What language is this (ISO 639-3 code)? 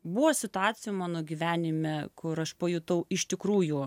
lit